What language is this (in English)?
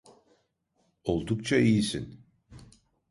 Turkish